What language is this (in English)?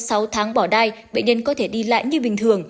Vietnamese